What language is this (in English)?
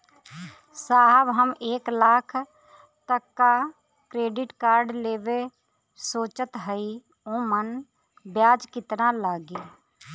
Bhojpuri